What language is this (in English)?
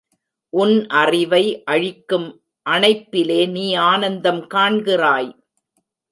Tamil